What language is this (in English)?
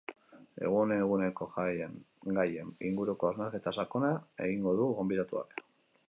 Basque